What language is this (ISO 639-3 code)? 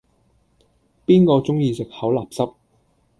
yue